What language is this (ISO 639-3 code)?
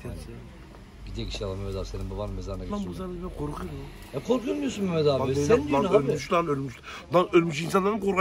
tur